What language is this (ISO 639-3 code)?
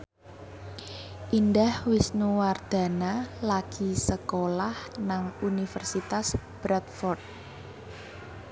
jav